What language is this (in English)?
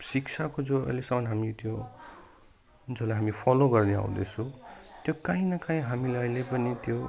Nepali